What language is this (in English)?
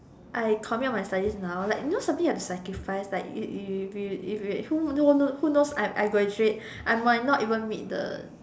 English